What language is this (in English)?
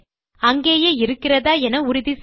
Tamil